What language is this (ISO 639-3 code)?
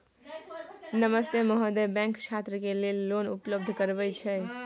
mai